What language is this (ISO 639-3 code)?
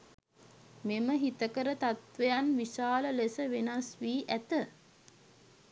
sin